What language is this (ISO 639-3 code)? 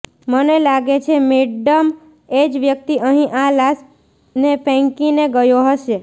guj